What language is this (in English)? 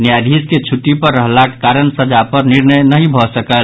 Maithili